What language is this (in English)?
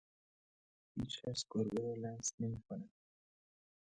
Persian